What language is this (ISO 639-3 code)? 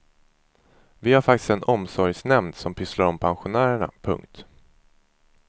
swe